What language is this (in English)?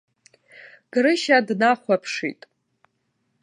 Abkhazian